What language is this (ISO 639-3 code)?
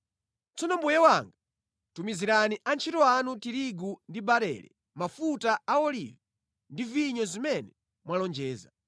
nya